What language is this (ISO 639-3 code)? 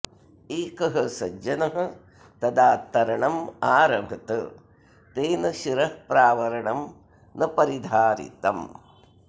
san